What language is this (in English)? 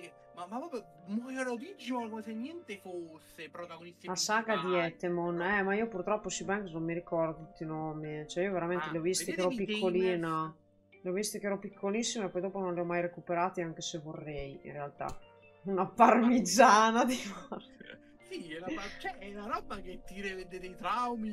Italian